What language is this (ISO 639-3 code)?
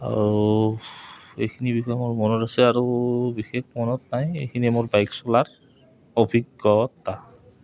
asm